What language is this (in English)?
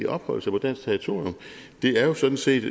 Danish